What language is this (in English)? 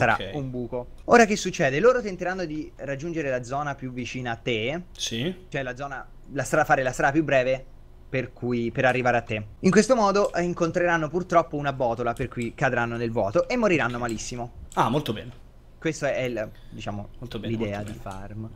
Italian